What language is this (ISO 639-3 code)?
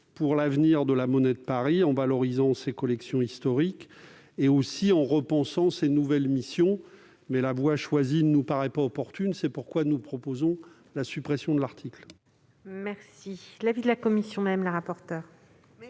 fra